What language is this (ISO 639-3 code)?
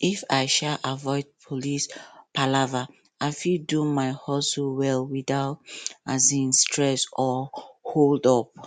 pcm